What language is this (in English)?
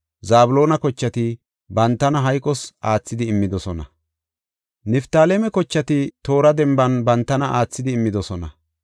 Gofa